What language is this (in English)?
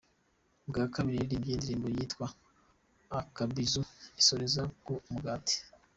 Kinyarwanda